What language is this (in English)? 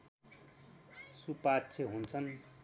Nepali